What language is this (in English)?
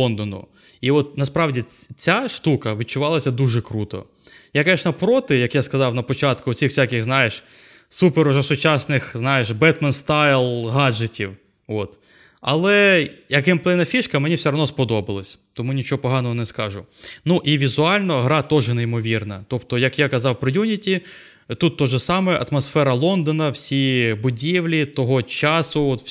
Ukrainian